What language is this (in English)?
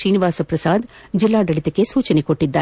Kannada